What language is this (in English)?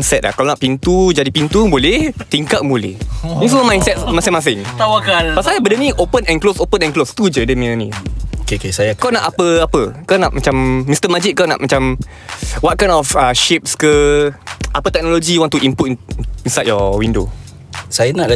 Malay